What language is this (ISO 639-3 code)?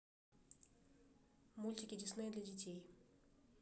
rus